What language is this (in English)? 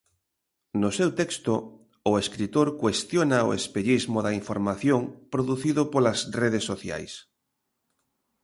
Galician